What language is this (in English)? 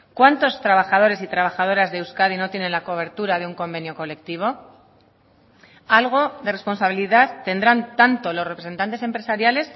Spanish